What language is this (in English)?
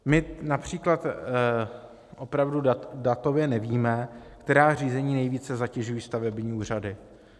Czech